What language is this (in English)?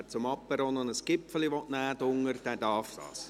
Swiss German